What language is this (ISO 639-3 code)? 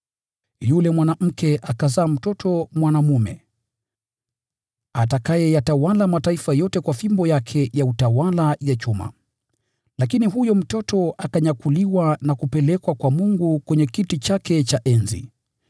swa